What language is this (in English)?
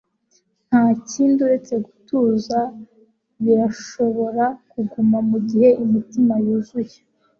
Kinyarwanda